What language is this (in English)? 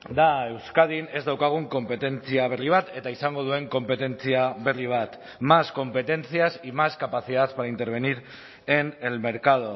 Basque